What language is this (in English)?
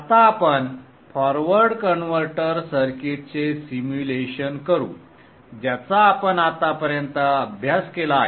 Marathi